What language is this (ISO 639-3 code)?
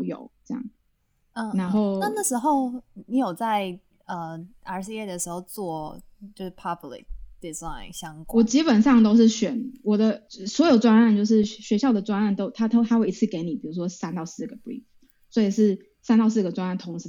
zho